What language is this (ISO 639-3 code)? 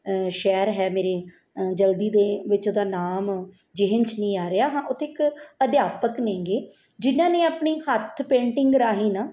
pan